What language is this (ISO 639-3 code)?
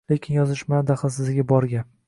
uzb